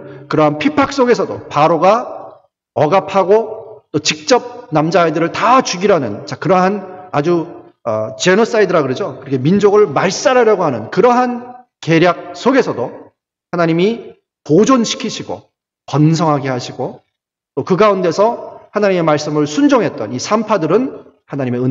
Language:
Korean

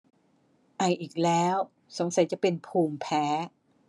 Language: Thai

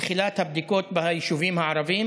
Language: Hebrew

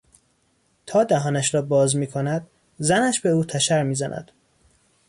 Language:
Persian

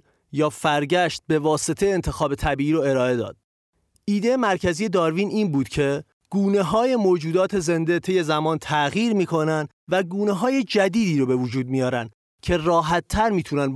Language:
Persian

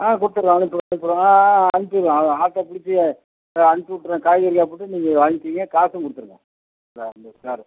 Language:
Tamil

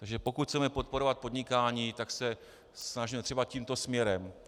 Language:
Czech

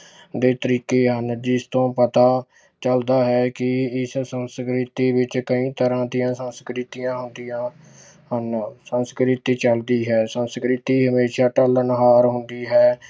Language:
Punjabi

